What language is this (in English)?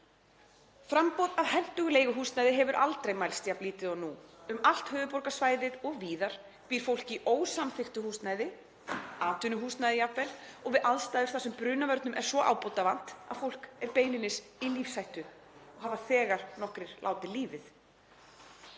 Icelandic